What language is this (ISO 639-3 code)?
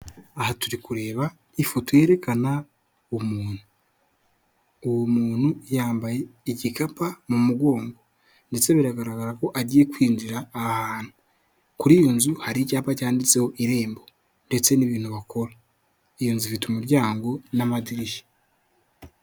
kin